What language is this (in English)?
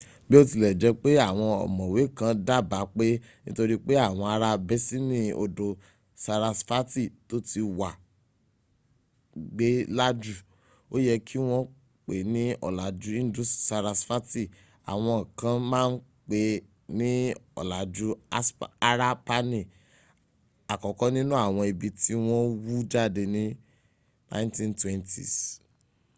Yoruba